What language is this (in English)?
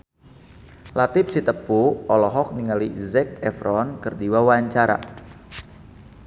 Sundanese